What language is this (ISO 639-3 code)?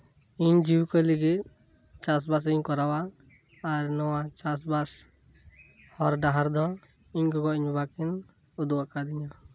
sat